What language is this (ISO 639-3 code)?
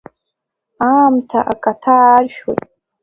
abk